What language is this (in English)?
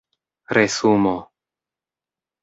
Esperanto